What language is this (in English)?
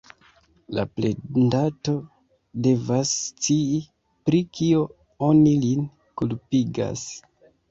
Esperanto